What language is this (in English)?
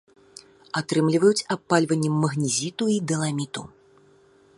Belarusian